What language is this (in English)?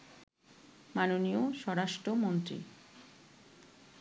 Bangla